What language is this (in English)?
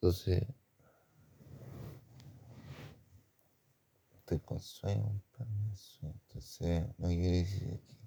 Spanish